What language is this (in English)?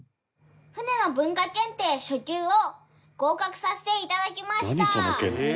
Japanese